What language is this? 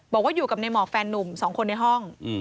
Thai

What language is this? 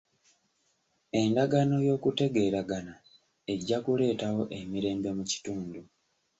Ganda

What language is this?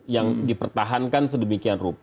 Indonesian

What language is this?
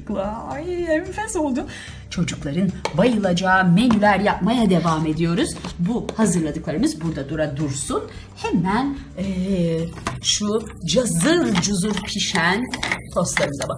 Turkish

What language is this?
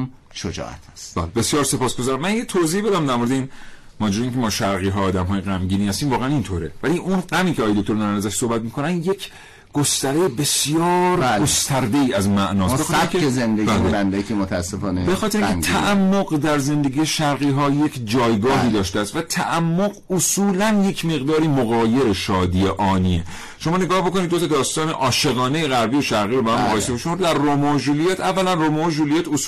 Persian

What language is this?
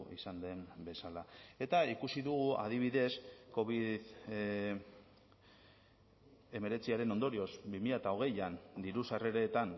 Basque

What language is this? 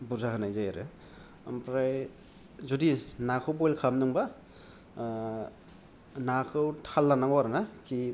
Bodo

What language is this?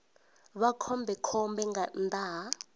Venda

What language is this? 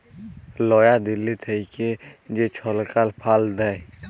Bangla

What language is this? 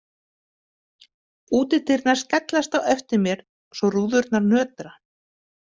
Icelandic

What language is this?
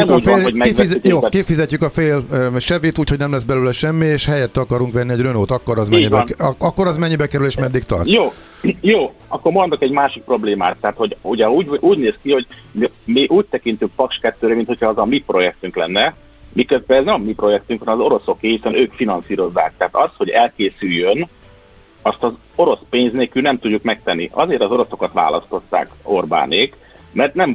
Hungarian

